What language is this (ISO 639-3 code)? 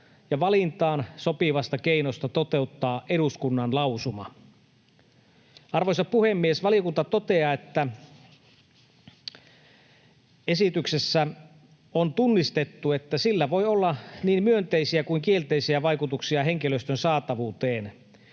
fin